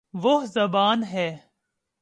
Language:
Urdu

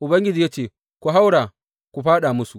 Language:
Hausa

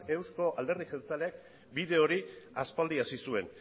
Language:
Basque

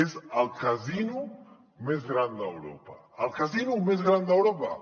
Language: Catalan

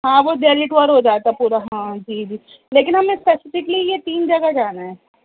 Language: Urdu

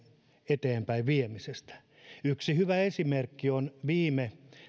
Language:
Finnish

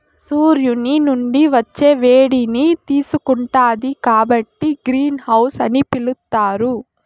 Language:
Telugu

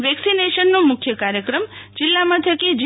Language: Gujarati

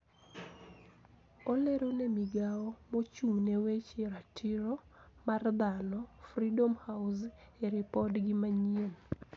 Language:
Luo (Kenya and Tanzania)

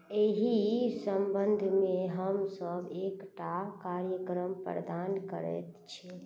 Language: Maithili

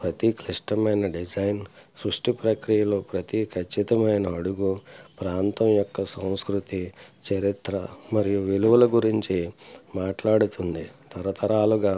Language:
Telugu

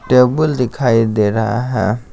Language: Hindi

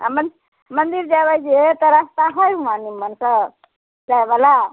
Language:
Maithili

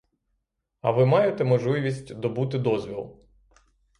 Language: Ukrainian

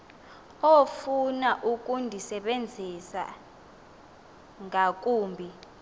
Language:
Xhosa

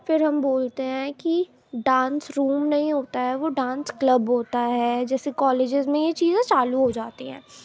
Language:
Urdu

